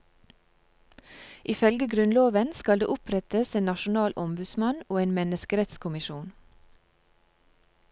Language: Norwegian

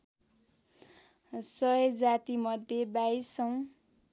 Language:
Nepali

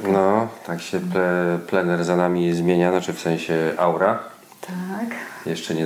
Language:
Polish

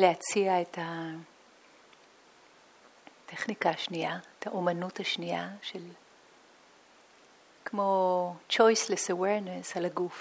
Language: Hebrew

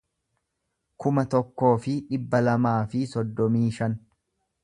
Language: Oromo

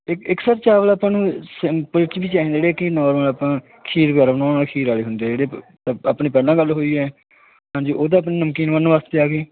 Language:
Punjabi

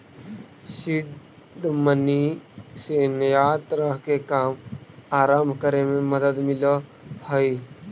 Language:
Magahi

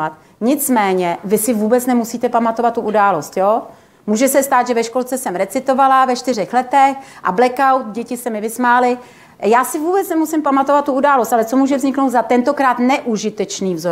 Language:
Czech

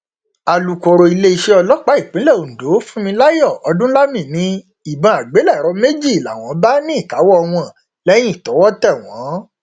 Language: Yoruba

